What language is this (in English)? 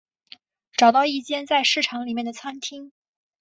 Chinese